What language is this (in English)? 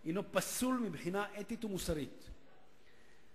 Hebrew